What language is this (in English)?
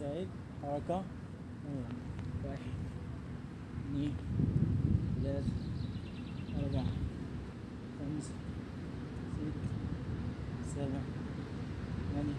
Arabic